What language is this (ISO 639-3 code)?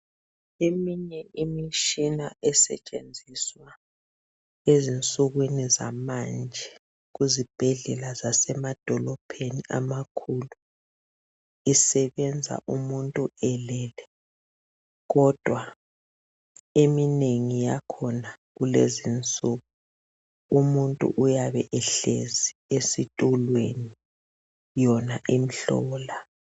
nde